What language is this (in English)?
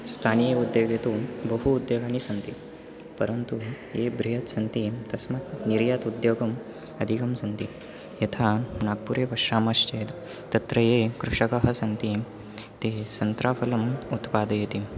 Sanskrit